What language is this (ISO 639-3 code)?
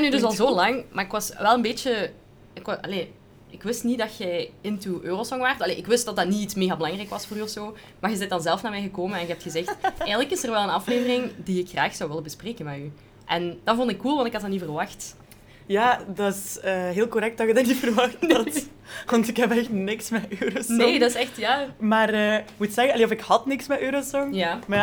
nld